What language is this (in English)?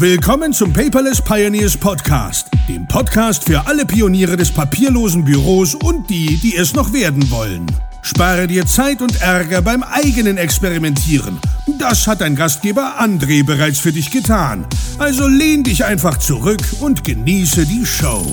German